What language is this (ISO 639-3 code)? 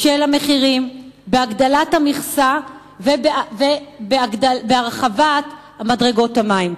heb